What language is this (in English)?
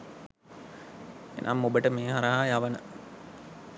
Sinhala